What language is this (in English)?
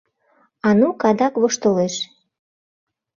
Mari